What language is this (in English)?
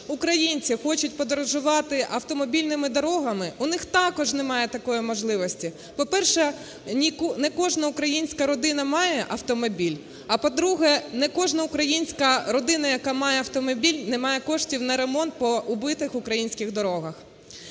Ukrainian